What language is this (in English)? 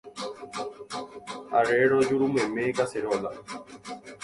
Guarani